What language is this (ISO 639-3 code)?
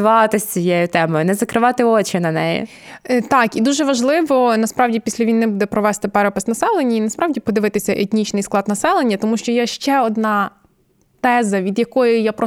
ukr